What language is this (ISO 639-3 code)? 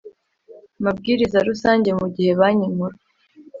kin